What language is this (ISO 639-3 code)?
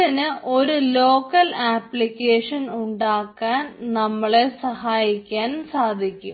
mal